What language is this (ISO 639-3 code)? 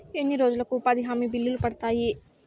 tel